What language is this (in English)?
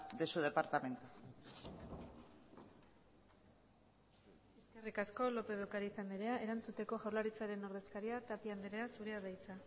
Basque